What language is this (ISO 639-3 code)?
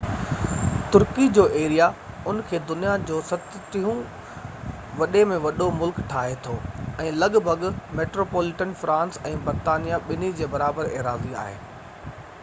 snd